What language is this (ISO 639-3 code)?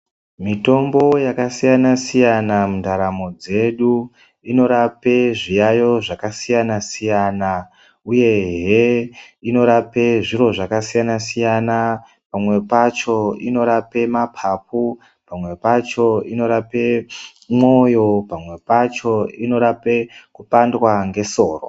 ndc